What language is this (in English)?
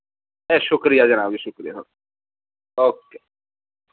Dogri